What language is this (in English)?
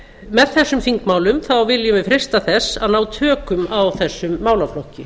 Icelandic